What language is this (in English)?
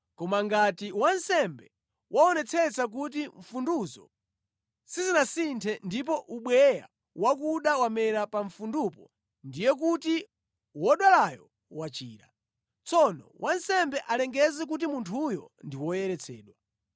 Nyanja